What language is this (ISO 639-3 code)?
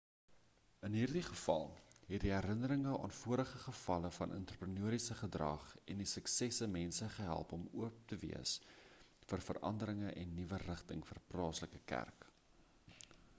afr